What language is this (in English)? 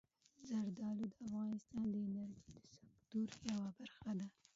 Pashto